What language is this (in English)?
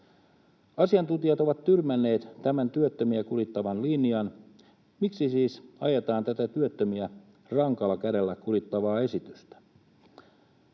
Finnish